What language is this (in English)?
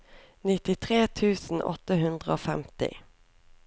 Norwegian